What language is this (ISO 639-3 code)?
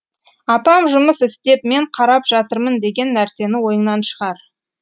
kaz